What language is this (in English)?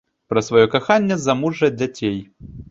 Belarusian